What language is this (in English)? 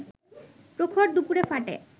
Bangla